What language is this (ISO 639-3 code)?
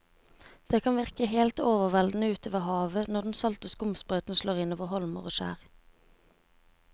nor